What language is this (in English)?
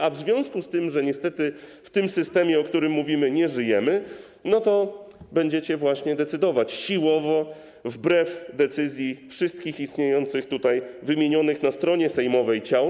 Polish